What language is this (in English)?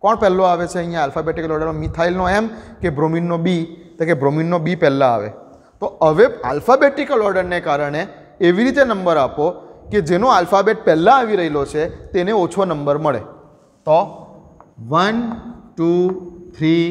Hindi